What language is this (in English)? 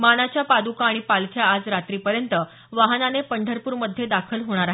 Marathi